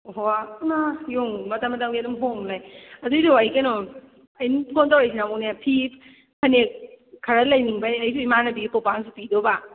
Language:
Manipuri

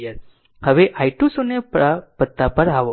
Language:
Gujarati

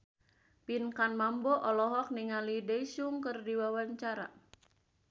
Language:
Sundanese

